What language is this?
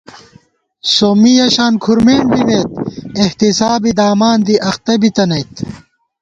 Gawar-Bati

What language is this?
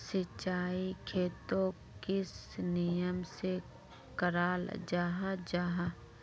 Magahi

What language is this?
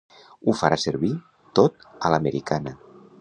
Catalan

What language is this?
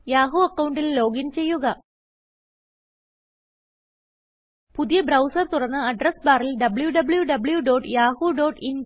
Malayalam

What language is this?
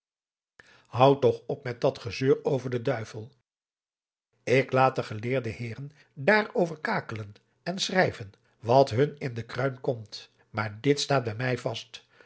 Dutch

